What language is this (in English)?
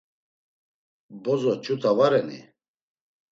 Laz